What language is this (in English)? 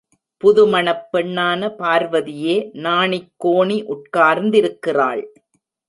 Tamil